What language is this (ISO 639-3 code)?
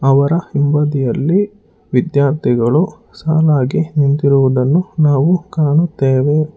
kan